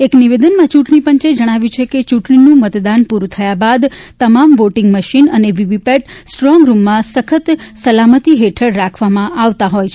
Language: Gujarati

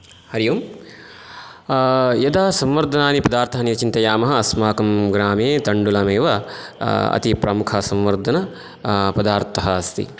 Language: Sanskrit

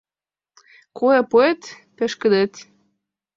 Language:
Mari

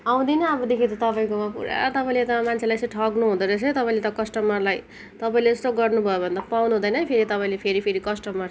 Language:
Nepali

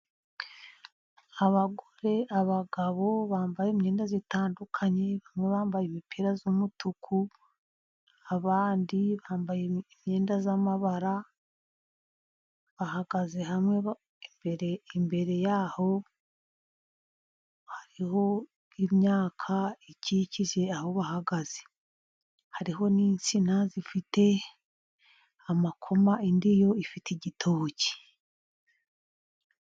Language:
Kinyarwanda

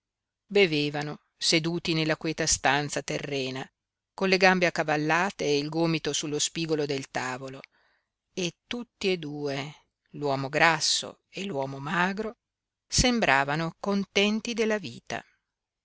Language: Italian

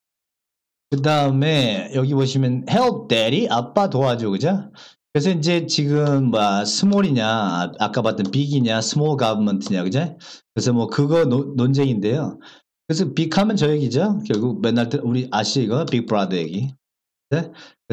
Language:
Korean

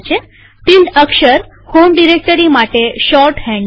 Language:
Gujarati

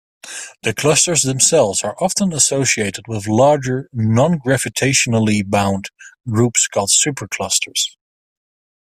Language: English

